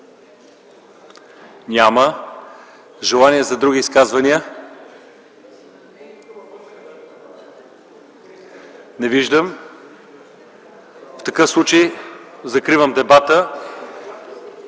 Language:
Bulgarian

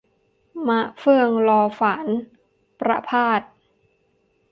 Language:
Thai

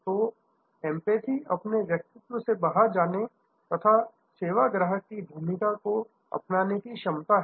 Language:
Hindi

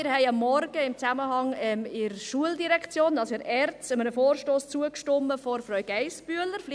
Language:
Swiss German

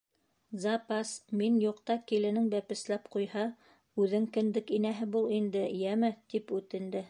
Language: Bashkir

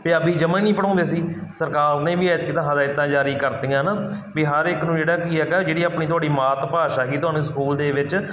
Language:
Punjabi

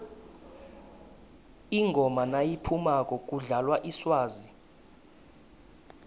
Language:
South Ndebele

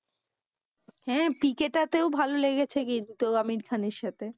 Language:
Bangla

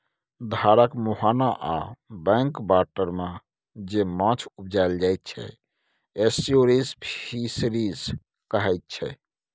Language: Maithili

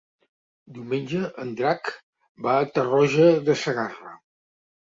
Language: Catalan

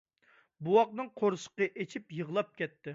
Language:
Uyghur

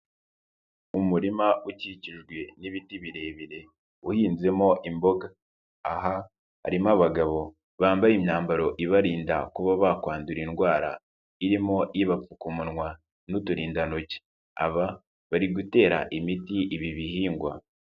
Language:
Kinyarwanda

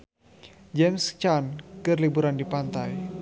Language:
Sundanese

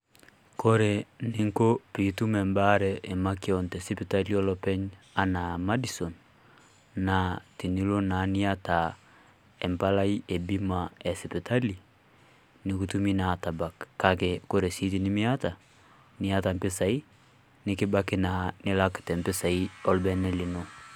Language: Masai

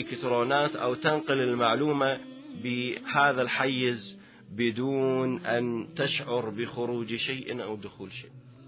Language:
Arabic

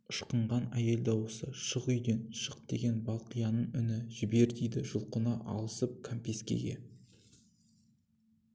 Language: Kazakh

